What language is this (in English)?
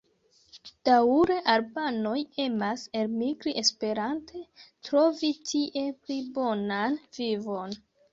Esperanto